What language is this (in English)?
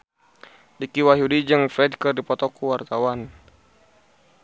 Sundanese